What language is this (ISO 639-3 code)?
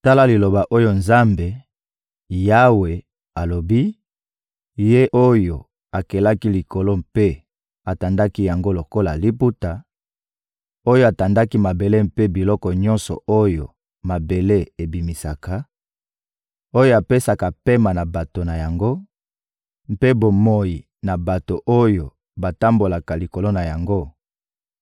lin